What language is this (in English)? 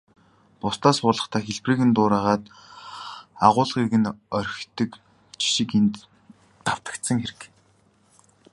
Mongolian